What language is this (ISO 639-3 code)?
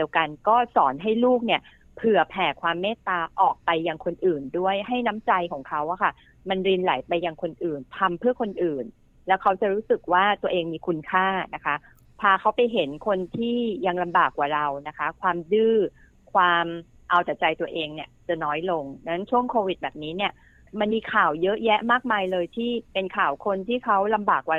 tha